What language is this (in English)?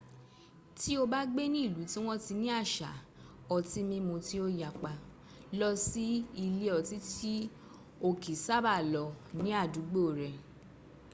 Yoruba